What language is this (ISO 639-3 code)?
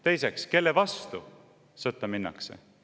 est